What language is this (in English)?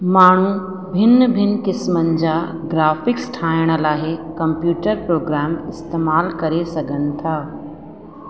Sindhi